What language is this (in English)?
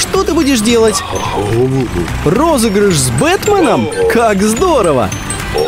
Russian